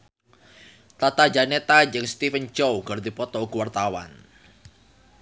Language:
Sundanese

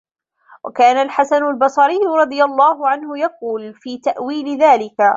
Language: Arabic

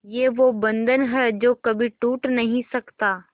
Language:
Hindi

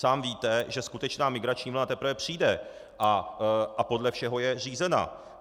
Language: Czech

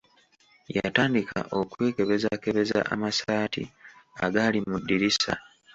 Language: Ganda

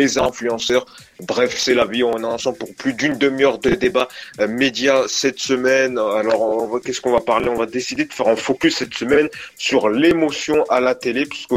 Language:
French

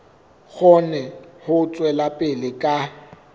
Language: Southern Sotho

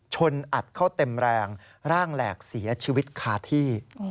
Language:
Thai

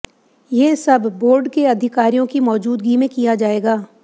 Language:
Hindi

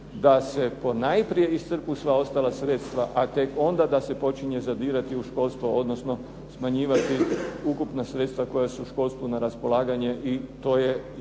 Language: Croatian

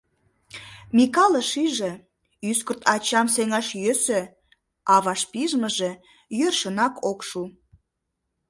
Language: Mari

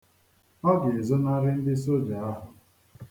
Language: Igbo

